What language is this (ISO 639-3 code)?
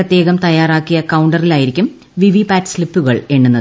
mal